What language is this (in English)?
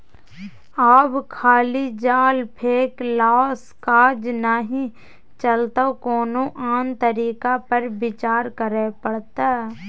Maithili